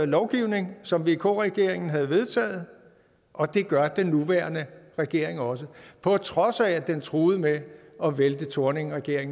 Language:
Danish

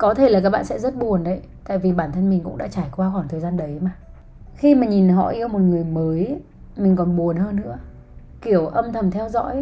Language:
Vietnamese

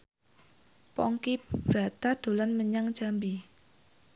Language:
Javanese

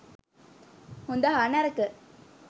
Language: Sinhala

